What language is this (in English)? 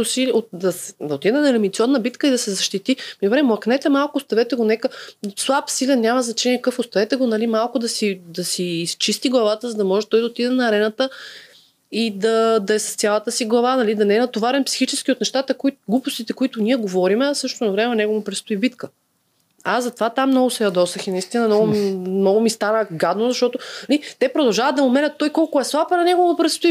Bulgarian